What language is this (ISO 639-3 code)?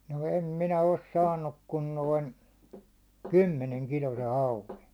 fin